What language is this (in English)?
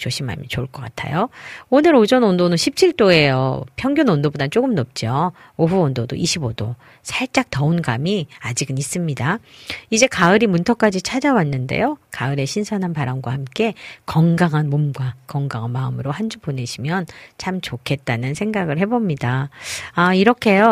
Korean